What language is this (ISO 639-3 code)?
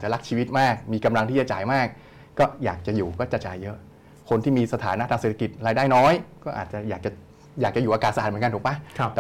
tha